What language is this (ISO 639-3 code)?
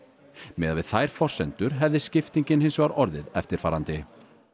isl